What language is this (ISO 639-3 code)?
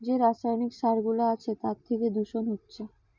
ben